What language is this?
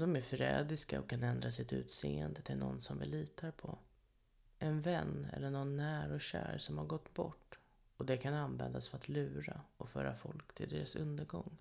Swedish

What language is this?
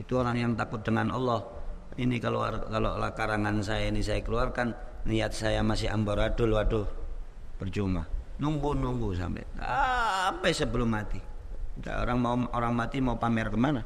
Indonesian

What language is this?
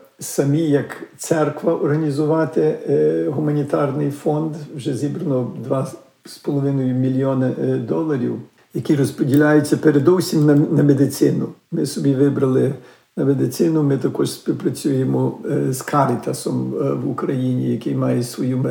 Ukrainian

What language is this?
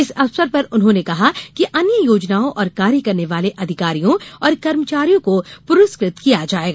Hindi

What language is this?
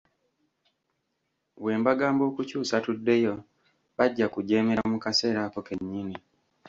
Ganda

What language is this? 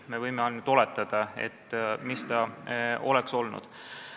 Estonian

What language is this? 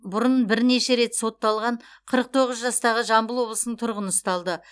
Kazakh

